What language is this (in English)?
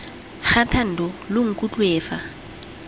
Tswana